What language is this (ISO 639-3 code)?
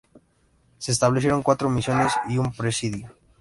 spa